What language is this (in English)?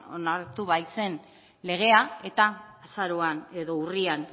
Basque